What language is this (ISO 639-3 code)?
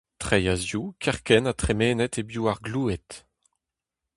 bre